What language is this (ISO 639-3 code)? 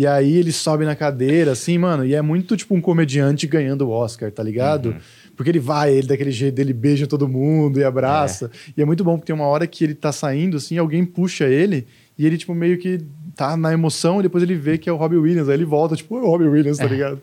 por